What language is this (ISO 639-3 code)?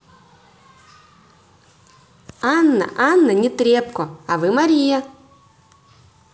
rus